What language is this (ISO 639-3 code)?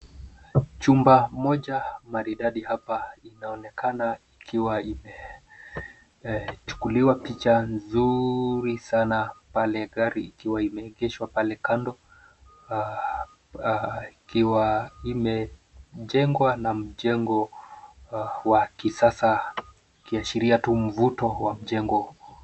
swa